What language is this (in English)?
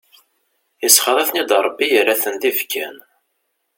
Kabyle